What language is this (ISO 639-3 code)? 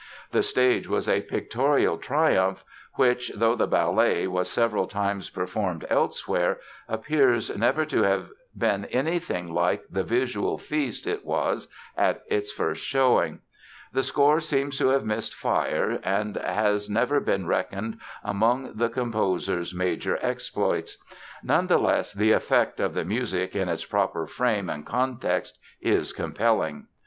eng